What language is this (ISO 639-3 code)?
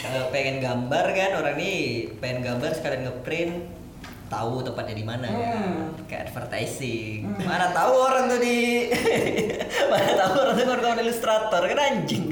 ind